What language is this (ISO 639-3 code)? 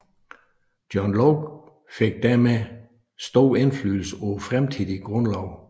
dan